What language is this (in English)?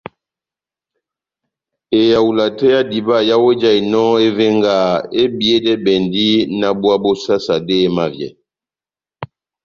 Batanga